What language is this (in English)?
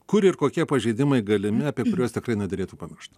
Lithuanian